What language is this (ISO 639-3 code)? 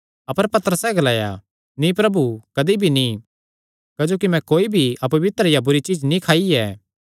xnr